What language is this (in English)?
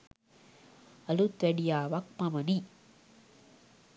Sinhala